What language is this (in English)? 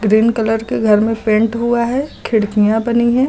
Hindi